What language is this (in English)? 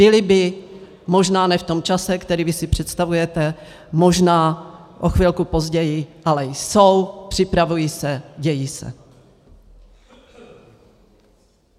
Czech